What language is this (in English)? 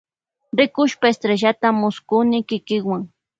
Loja Highland Quichua